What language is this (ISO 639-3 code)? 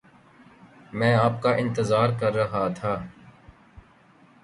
urd